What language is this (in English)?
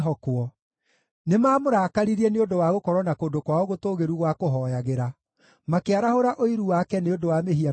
Kikuyu